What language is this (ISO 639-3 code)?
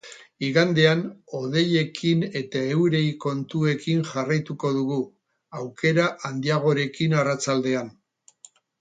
eus